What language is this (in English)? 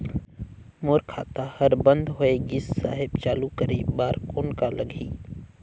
Chhattisgarhi